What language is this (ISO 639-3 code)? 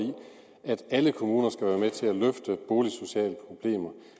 dan